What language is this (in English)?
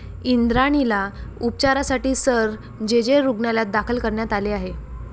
Marathi